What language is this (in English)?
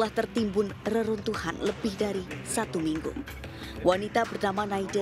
Indonesian